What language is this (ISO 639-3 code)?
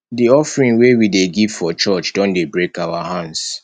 pcm